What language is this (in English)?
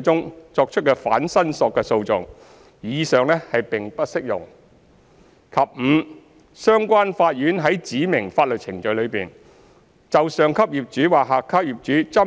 Cantonese